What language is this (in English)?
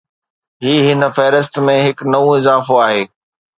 Sindhi